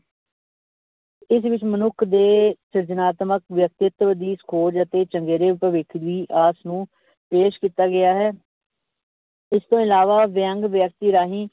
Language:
Punjabi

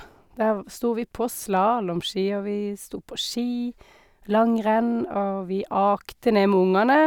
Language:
Norwegian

